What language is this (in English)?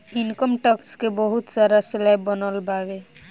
Bhojpuri